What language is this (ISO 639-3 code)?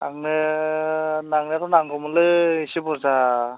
brx